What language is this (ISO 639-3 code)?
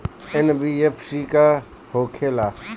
bho